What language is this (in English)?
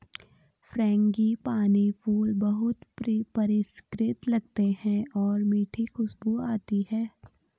Hindi